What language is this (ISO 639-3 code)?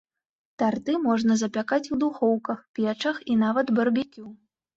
bel